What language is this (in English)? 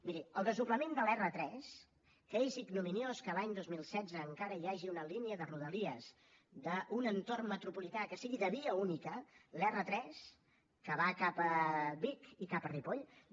Catalan